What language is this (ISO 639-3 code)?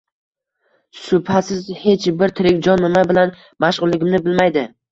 uzb